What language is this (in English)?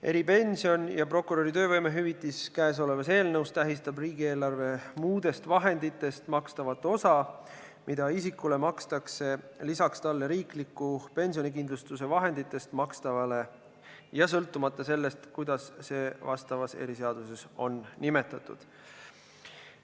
Estonian